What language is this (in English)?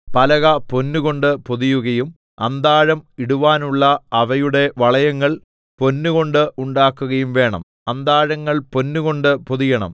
Malayalam